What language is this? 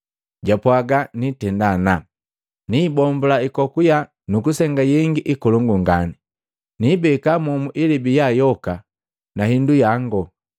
Matengo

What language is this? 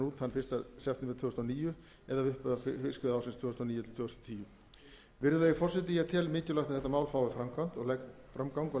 Icelandic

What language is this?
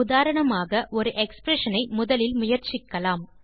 Tamil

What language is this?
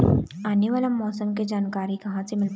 Chhattisgarhi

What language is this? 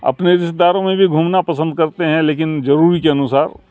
Urdu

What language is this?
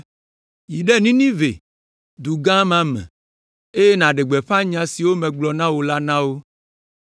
Ewe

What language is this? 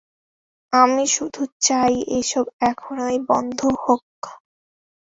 Bangla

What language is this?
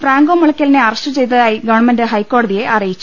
Malayalam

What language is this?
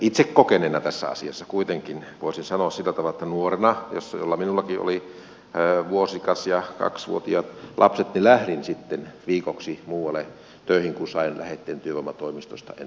Finnish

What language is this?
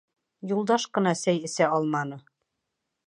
Bashkir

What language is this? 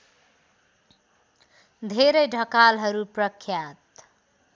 Nepali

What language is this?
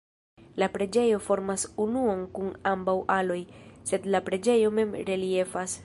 Esperanto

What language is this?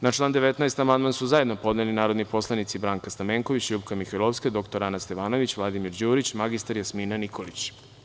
Serbian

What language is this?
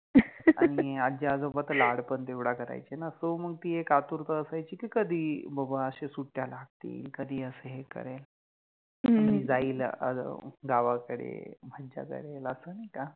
Marathi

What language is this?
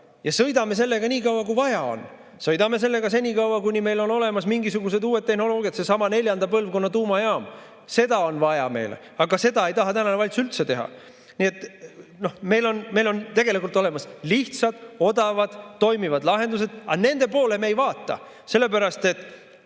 Estonian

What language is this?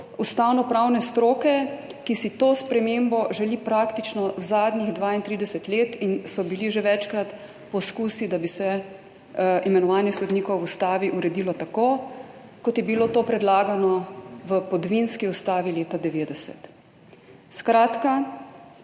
Slovenian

